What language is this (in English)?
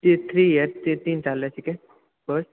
Maithili